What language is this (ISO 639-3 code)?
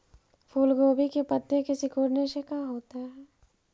mag